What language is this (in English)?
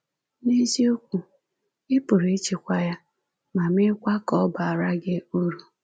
Igbo